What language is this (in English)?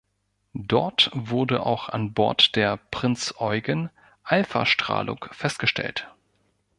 German